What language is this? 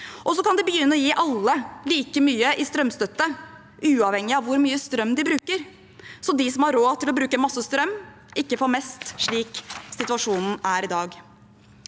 Norwegian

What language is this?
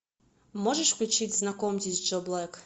Russian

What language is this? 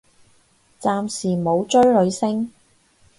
Cantonese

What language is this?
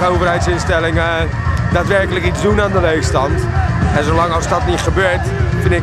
Dutch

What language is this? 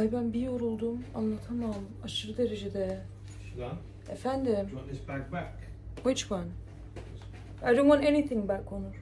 Turkish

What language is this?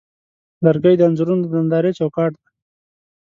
Pashto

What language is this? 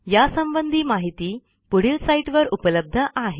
Marathi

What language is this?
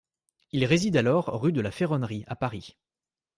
French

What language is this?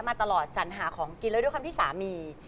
Thai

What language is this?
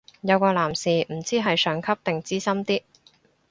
Cantonese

